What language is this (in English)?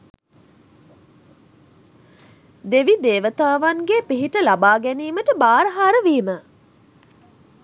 Sinhala